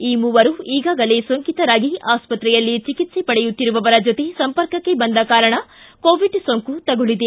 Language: Kannada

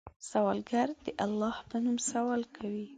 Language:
Pashto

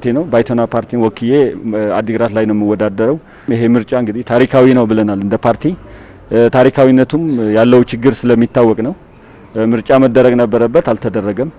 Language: Turkish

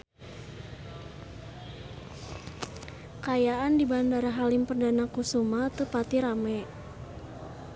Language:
Sundanese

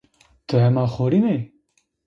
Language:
Zaza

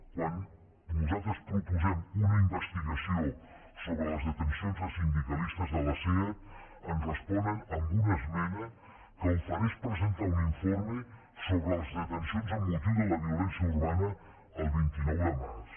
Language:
Catalan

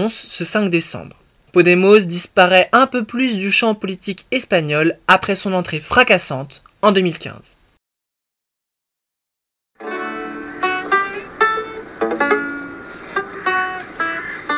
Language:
French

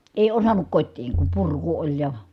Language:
Finnish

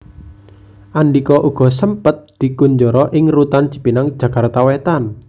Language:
Javanese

